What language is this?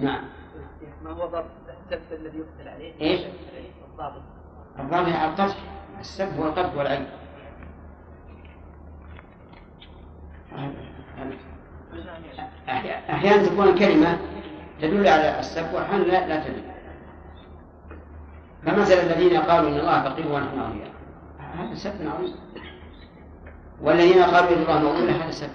Arabic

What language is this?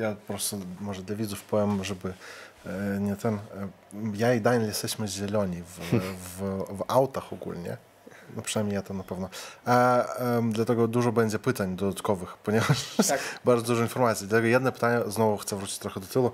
Polish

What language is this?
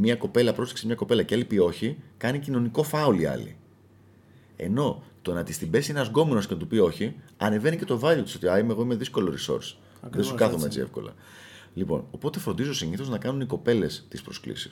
Greek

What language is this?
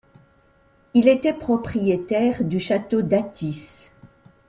French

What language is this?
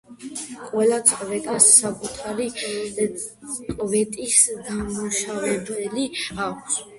Georgian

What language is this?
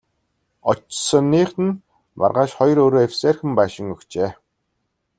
Mongolian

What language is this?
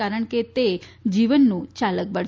Gujarati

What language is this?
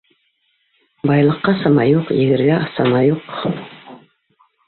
Bashkir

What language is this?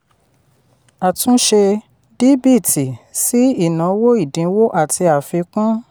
Yoruba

